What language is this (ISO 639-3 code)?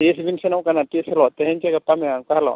sat